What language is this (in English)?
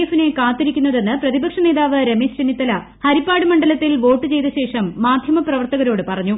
Malayalam